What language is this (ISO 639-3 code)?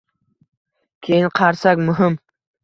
uzb